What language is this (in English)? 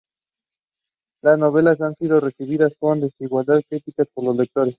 Spanish